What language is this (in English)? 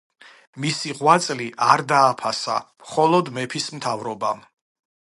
Georgian